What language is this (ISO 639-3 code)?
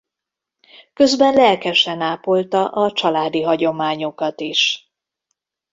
hun